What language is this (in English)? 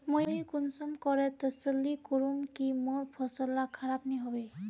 Magahi